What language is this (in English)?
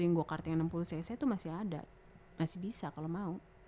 Indonesian